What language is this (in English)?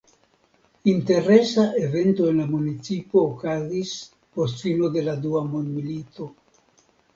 Esperanto